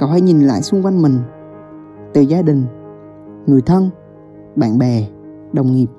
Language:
Vietnamese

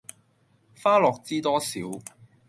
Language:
Cantonese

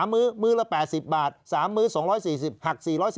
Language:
Thai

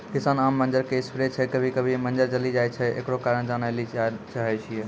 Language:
Maithili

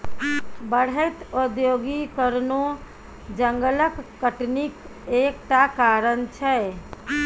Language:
Maithili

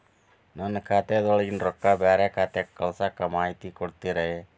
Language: Kannada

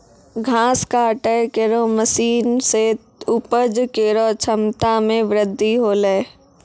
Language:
Maithili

